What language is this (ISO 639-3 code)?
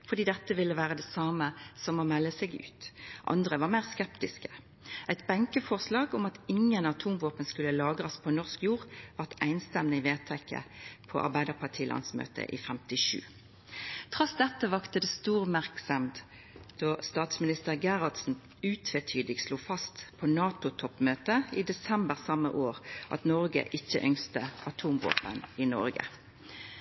nno